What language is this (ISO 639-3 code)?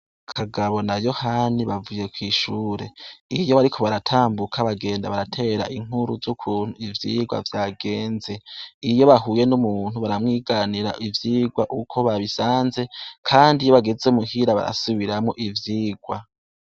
run